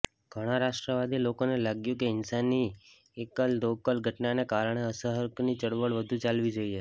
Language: Gujarati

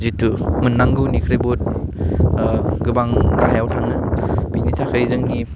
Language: Bodo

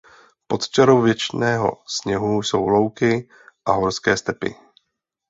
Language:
Czech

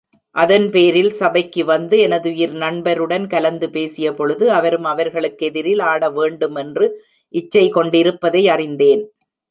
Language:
Tamil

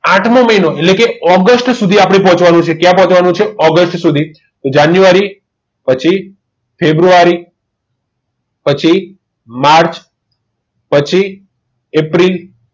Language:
Gujarati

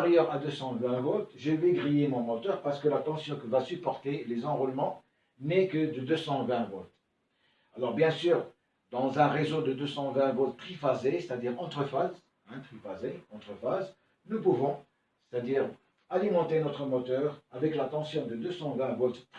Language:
French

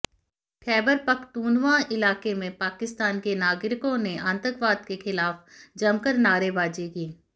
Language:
Hindi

